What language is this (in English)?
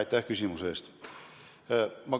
Estonian